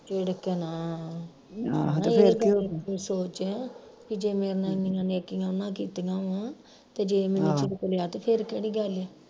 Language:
Punjabi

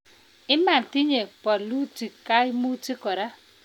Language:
Kalenjin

